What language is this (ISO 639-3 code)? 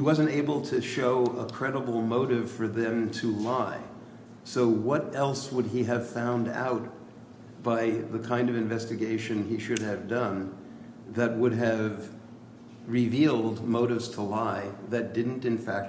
eng